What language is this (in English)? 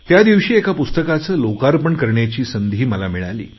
Marathi